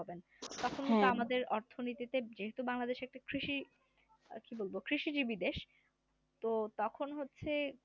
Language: Bangla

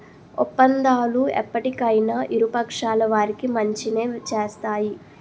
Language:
Telugu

